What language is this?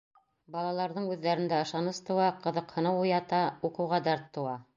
Bashkir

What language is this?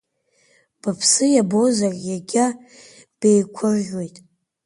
Abkhazian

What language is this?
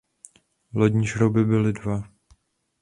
Czech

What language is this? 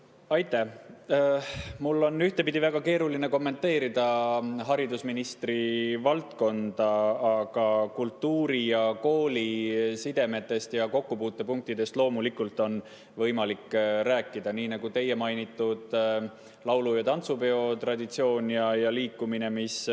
Estonian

